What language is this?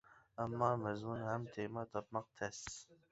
Uyghur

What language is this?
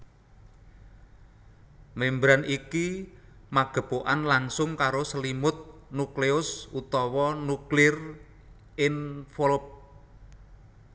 Javanese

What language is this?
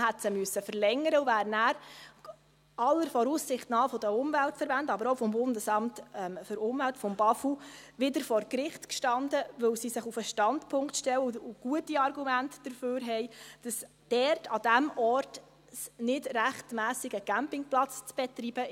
Swiss German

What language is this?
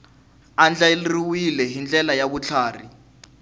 Tsonga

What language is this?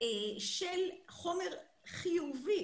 Hebrew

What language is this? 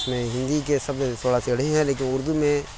Urdu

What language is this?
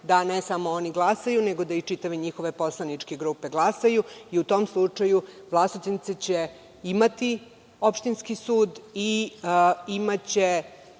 Serbian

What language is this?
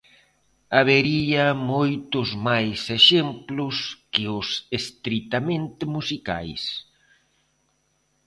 Galician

